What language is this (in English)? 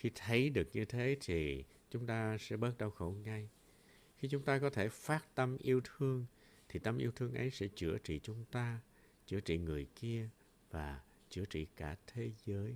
Vietnamese